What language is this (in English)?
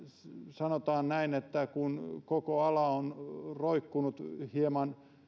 Finnish